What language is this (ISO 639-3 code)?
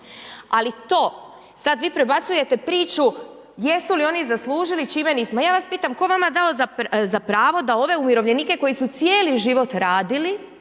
hrv